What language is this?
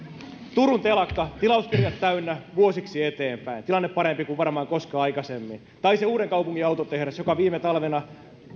Finnish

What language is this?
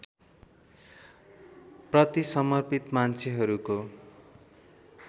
Nepali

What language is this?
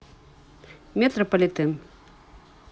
Russian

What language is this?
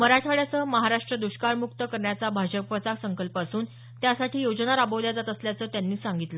Marathi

